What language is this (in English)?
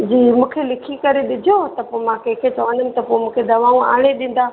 Sindhi